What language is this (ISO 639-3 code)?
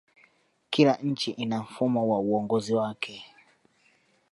swa